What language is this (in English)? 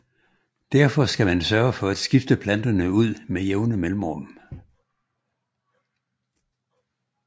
Danish